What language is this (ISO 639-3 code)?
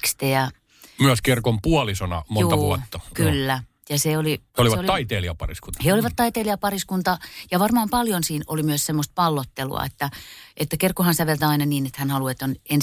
fin